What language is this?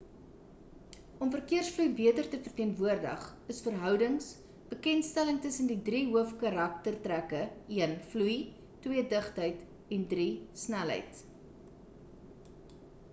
Afrikaans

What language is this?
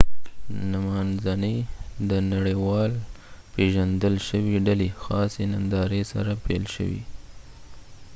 Pashto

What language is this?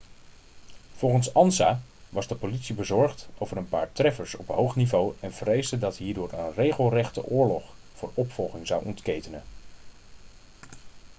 Dutch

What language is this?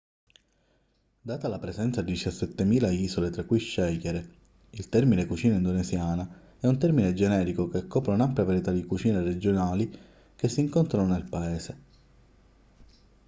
Italian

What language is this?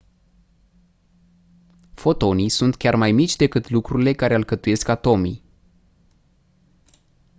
Romanian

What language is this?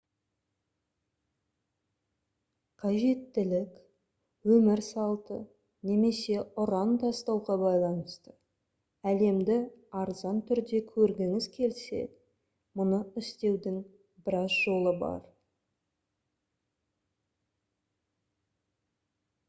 Kazakh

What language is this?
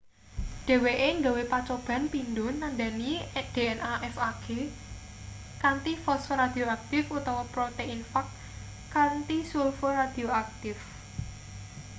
Javanese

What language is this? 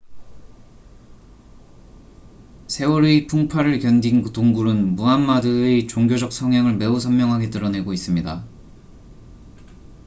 Korean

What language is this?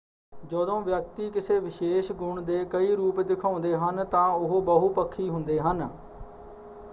Punjabi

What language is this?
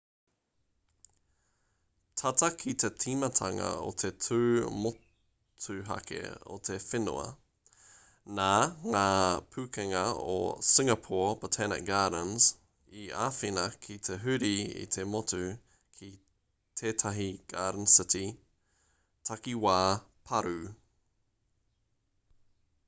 Māori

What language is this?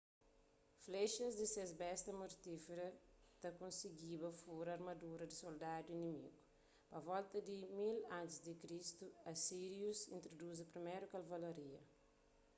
Kabuverdianu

